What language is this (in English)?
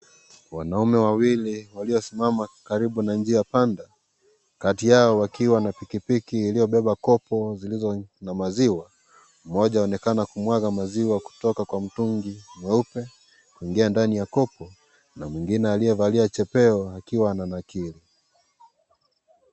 Swahili